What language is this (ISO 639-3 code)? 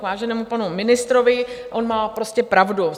ces